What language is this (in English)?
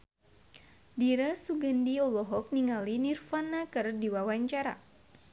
Sundanese